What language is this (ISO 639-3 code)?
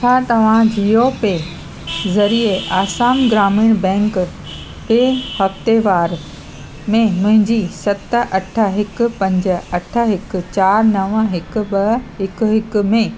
snd